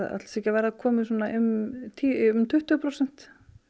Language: Icelandic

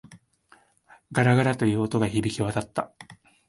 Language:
Japanese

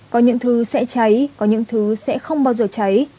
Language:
Vietnamese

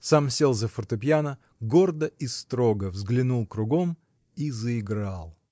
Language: Russian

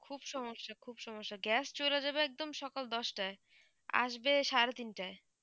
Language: Bangla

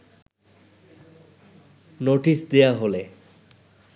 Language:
Bangla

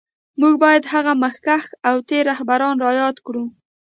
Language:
Pashto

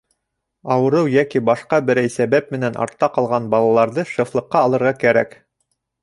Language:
Bashkir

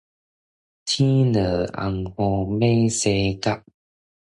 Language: Min Nan Chinese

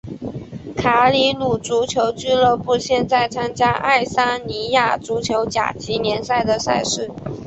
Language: Chinese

